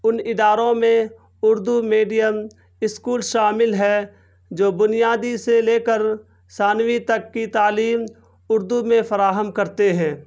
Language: Urdu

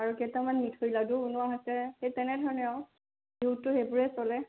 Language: Assamese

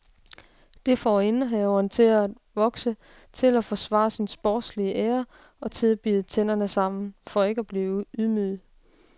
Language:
Danish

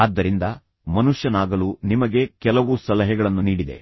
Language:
Kannada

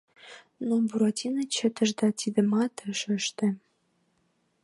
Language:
Mari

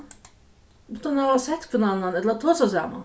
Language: Faroese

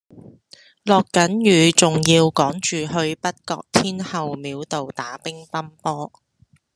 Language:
Cantonese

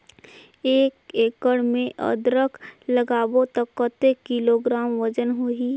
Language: Chhattisgarhi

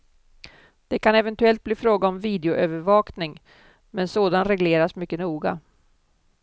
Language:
Swedish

